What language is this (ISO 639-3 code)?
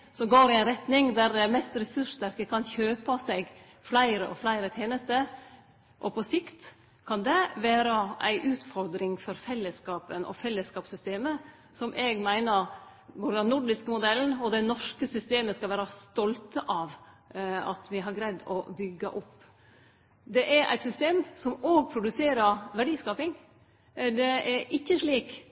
nno